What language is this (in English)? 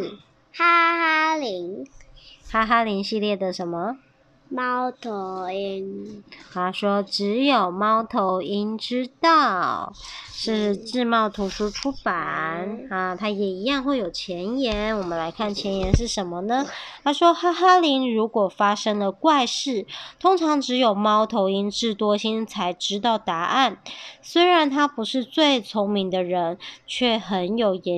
Chinese